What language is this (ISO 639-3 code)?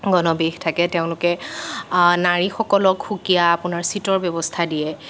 asm